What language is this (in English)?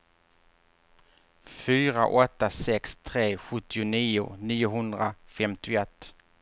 Swedish